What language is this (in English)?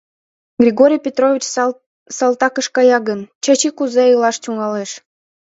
Mari